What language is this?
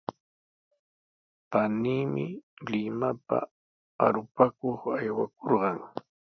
Sihuas Ancash Quechua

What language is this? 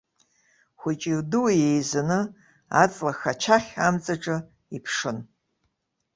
Abkhazian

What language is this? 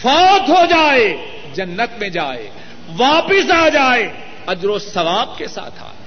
Urdu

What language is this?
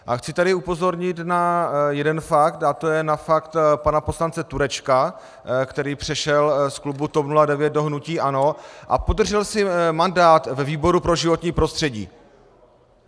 Czech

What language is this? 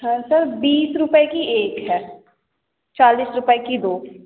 Hindi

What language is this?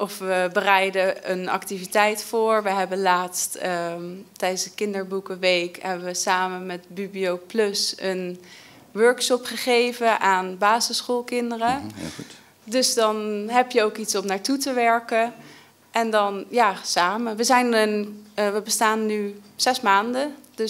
Dutch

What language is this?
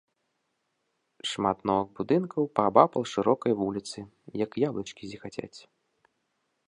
Belarusian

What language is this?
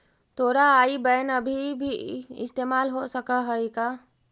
Magahi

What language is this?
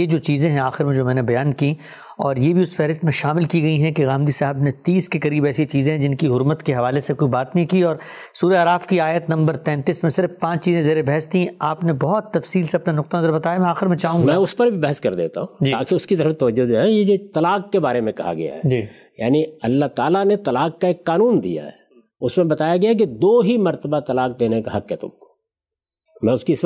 Urdu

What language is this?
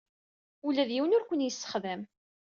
Kabyle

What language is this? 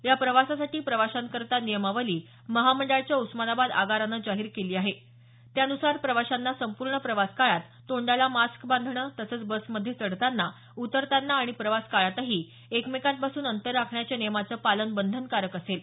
Marathi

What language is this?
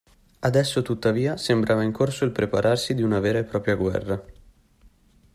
Italian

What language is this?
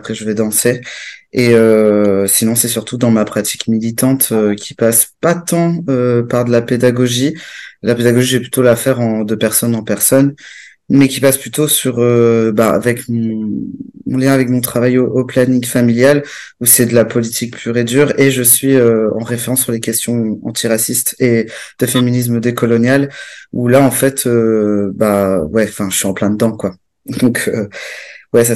French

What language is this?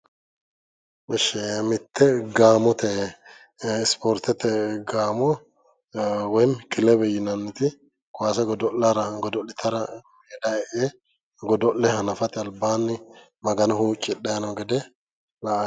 Sidamo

